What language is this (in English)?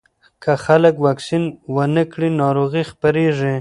Pashto